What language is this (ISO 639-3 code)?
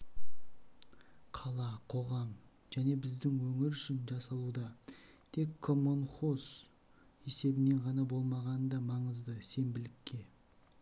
kaz